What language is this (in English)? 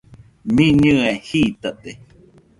Nüpode Huitoto